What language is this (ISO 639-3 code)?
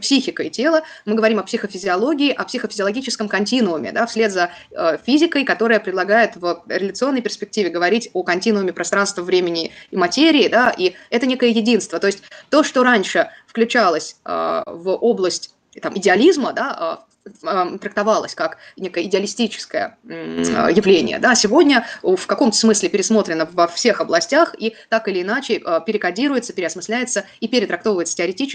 rus